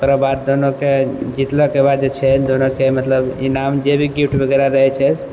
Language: Maithili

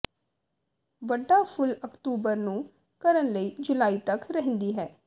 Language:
Punjabi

